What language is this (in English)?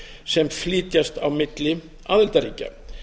Icelandic